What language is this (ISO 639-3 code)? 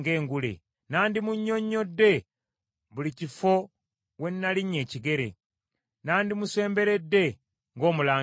lug